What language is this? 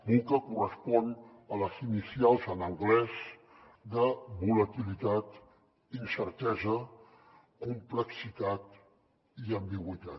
Catalan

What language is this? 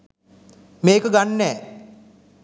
Sinhala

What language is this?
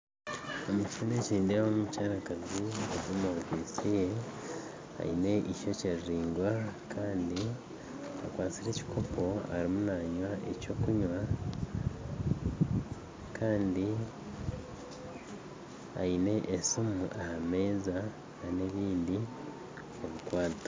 Nyankole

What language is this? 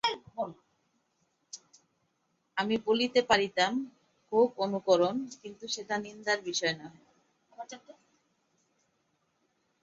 Bangla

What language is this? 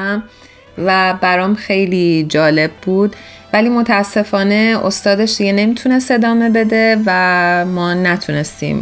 Persian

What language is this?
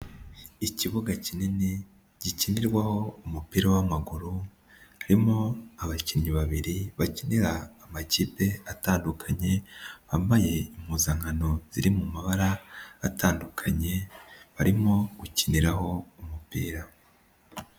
Kinyarwanda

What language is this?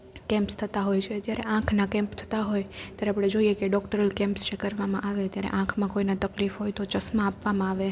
Gujarati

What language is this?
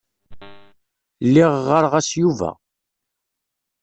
Kabyle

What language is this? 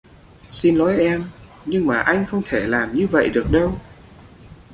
Vietnamese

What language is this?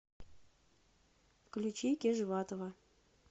Russian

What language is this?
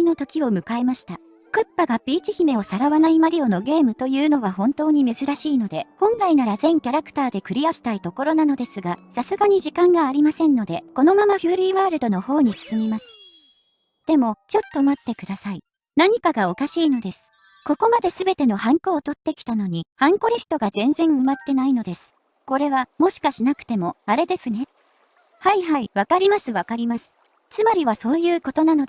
Japanese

